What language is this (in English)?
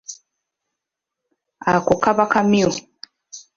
Ganda